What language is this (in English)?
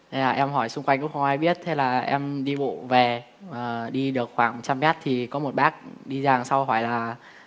Vietnamese